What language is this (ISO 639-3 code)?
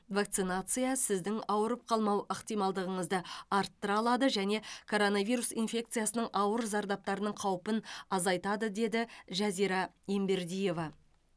kaz